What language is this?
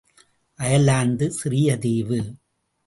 Tamil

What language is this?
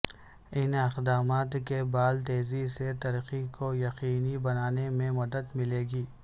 Urdu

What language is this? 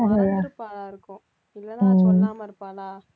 Tamil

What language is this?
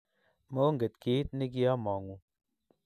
Kalenjin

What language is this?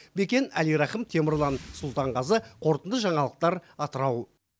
Kazakh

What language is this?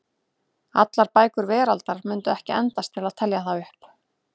Icelandic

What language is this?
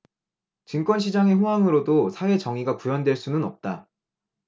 Korean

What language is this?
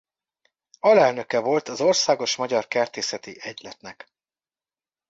Hungarian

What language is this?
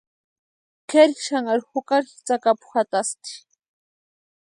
Western Highland Purepecha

